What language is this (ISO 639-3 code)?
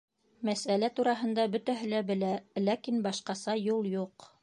bak